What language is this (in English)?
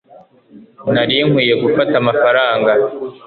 Kinyarwanda